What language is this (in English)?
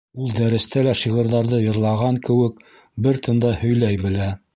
Bashkir